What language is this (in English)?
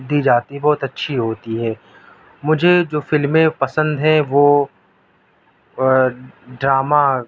Urdu